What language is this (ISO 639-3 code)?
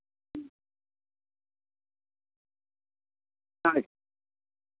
sat